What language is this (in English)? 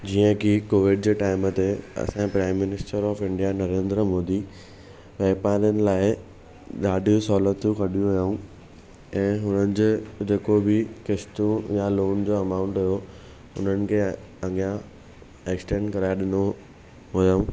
Sindhi